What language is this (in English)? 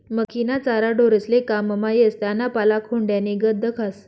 Marathi